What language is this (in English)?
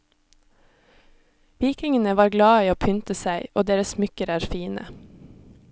Norwegian